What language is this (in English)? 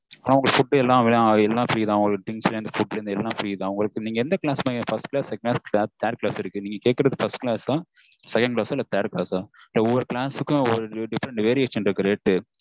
Tamil